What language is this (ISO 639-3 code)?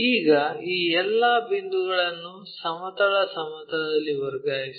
kan